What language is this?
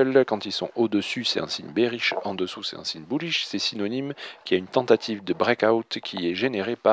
French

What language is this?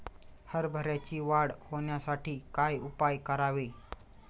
Marathi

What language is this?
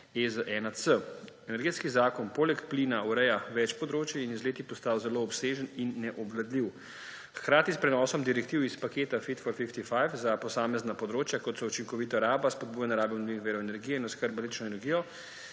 Slovenian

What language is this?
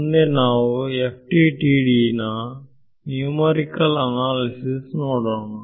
Kannada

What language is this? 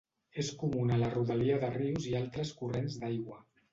Catalan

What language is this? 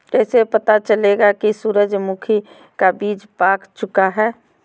Magahi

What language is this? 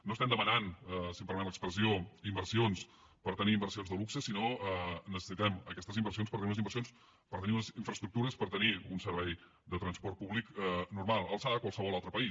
Catalan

